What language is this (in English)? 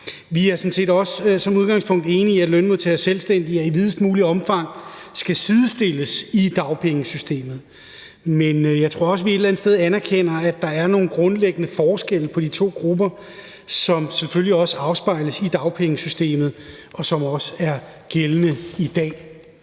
Danish